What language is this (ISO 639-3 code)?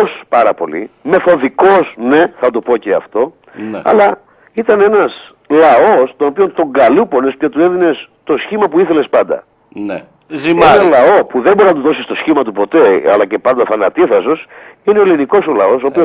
ell